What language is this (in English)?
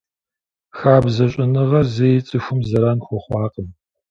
Kabardian